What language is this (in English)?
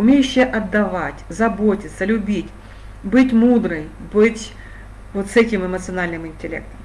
Russian